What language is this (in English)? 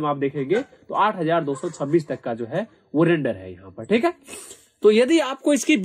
Hindi